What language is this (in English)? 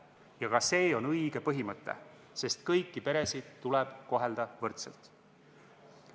Estonian